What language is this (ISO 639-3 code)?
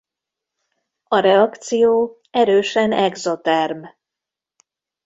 hun